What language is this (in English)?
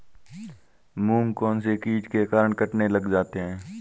Hindi